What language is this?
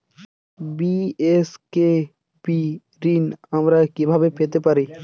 Bangla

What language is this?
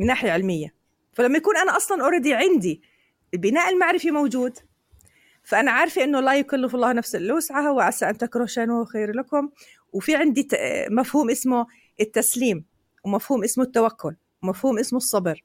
Arabic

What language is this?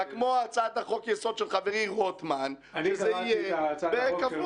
Hebrew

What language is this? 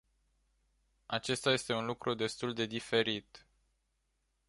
Romanian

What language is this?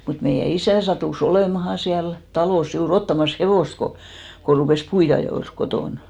Finnish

